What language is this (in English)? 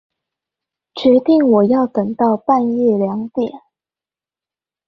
Chinese